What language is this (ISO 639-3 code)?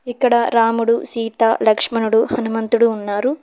tel